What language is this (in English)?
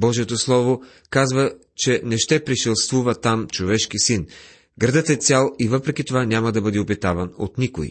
Bulgarian